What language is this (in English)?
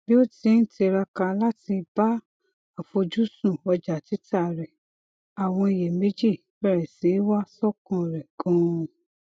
Yoruba